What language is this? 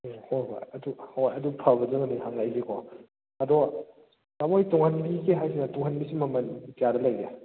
Manipuri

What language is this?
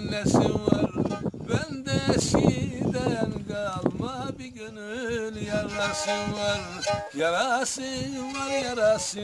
Turkish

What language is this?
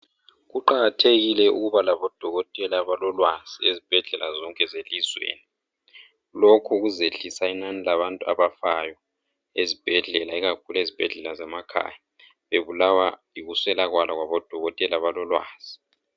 North Ndebele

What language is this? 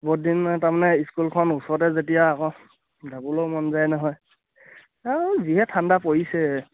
Assamese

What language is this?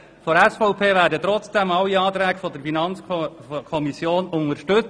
Swiss German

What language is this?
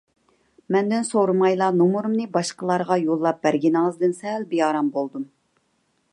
Uyghur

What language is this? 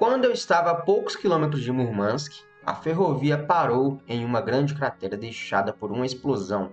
Portuguese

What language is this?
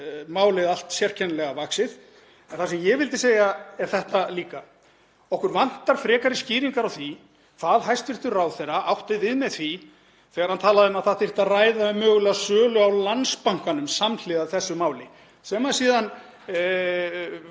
Icelandic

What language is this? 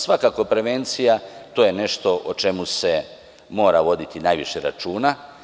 Serbian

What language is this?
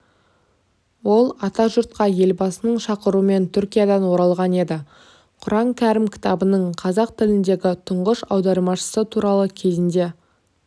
Kazakh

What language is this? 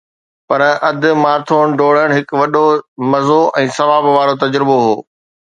Sindhi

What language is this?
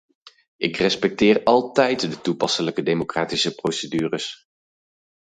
Dutch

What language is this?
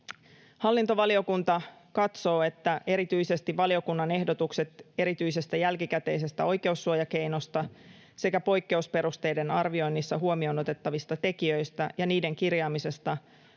Finnish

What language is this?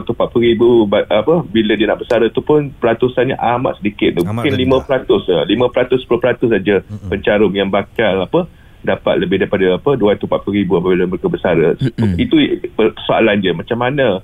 Malay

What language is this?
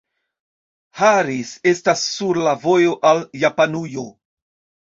Esperanto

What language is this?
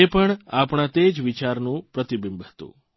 Gujarati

